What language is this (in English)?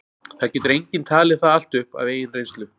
Icelandic